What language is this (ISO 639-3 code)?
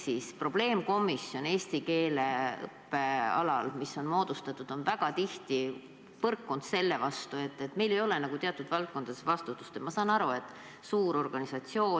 est